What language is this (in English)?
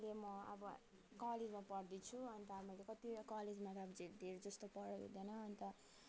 Nepali